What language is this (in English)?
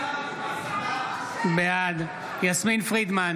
Hebrew